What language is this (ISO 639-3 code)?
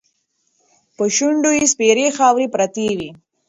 pus